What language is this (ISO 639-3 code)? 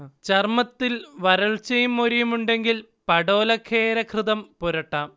mal